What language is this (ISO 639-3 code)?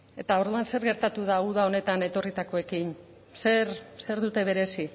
eus